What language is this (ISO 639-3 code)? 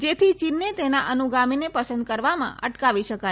guj